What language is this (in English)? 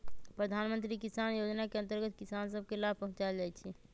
Magahi